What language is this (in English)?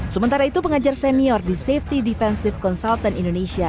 Indonesian